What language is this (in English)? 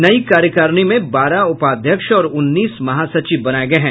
Hindi